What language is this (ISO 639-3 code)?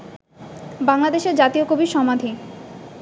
ben